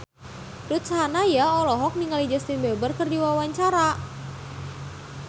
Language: Sundanese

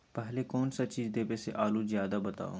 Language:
Magahi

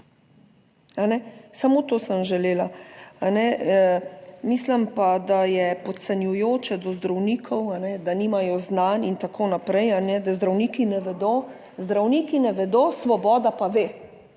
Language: Slovenian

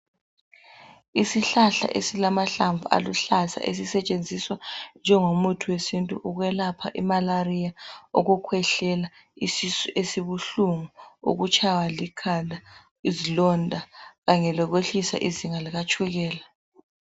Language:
North Ndebele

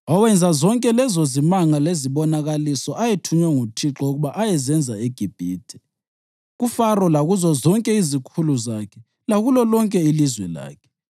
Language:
North Ndebele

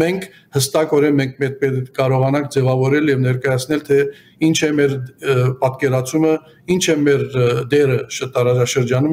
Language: Turkish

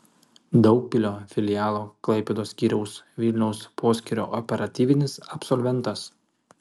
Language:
Lithuanian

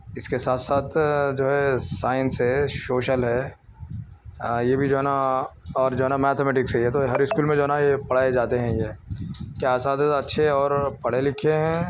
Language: Urdu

